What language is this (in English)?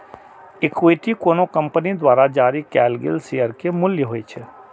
Maithili